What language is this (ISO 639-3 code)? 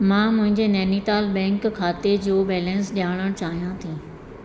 snd